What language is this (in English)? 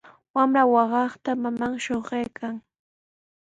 Sihuas Ancash Quechua